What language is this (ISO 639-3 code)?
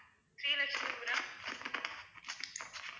tam